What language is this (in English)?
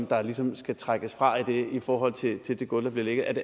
Danish